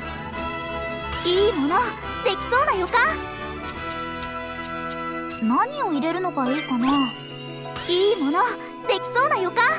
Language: Japanese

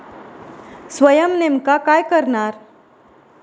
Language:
Marathi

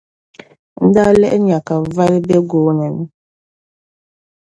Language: Dagbani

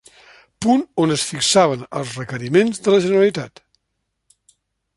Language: Catalan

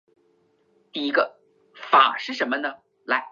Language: Chinese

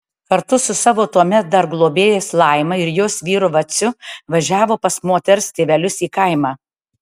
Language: Lithuanian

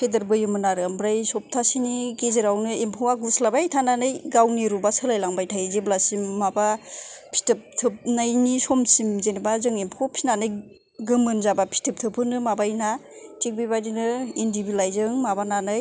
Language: Bodo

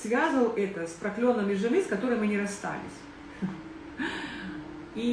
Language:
Russian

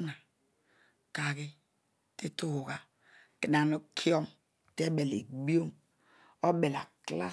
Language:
Odual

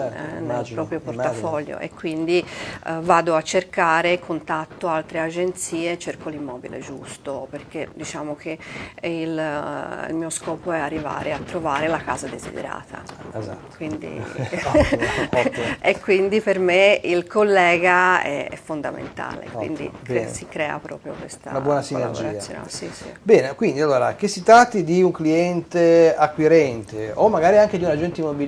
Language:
Italian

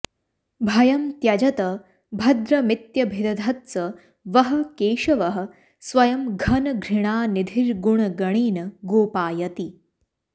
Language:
Sanskrit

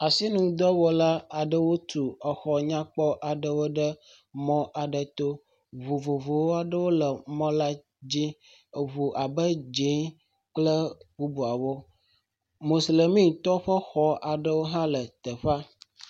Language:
Ewe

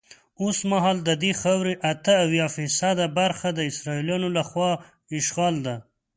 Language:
Pashto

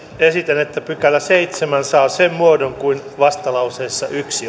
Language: Finnish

